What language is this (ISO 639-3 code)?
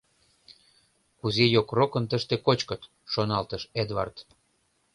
chm